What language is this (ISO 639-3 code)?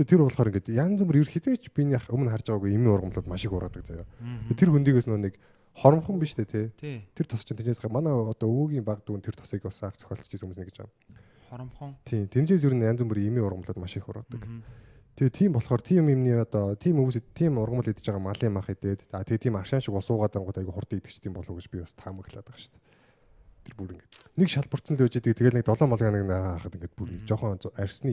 kor